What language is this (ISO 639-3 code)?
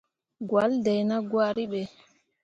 mua